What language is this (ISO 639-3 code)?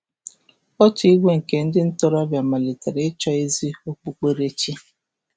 ibo